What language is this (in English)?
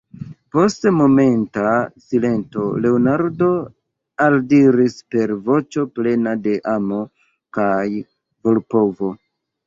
Esperanto